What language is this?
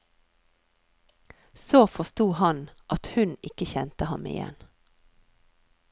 Norwegian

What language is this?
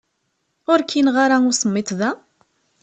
Kabyle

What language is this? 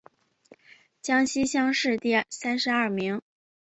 Chinese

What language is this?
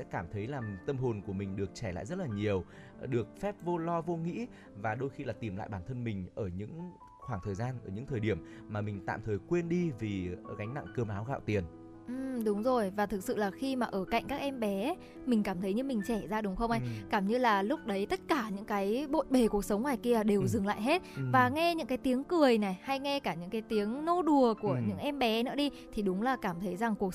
Vietnamese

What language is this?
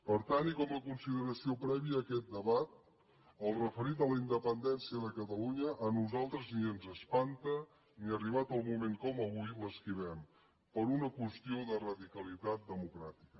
Catalan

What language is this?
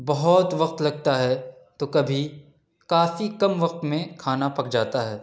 Urdu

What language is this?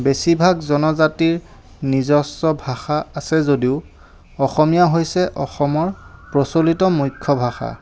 Assamese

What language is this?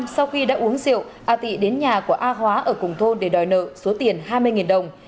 Vietnamese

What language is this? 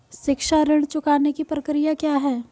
Hindi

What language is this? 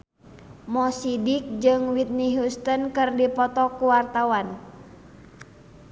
Sundanese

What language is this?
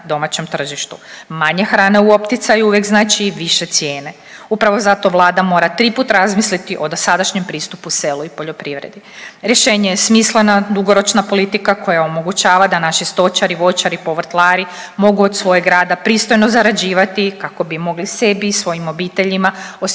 Croatian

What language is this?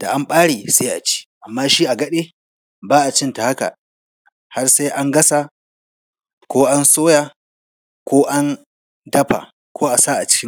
Hausa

